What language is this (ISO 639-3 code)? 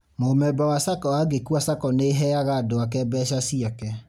kik